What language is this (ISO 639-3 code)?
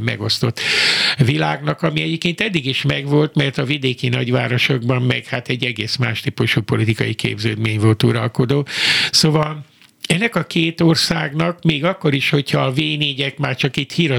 hun